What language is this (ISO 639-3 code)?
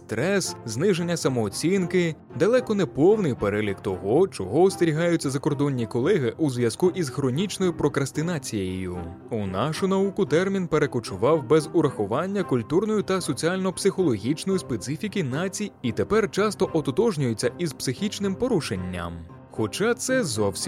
ukr